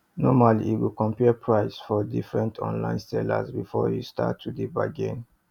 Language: Nigerian Pidgin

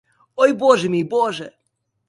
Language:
Ukrainian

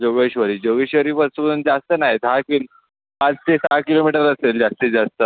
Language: Marathi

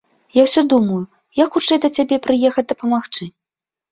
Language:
Belarusian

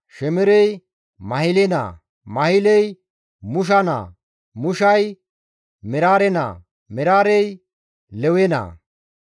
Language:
Gamo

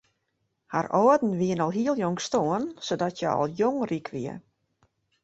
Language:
Western Frisian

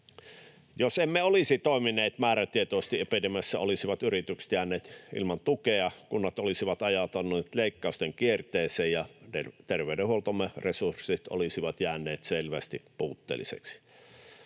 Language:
Finnish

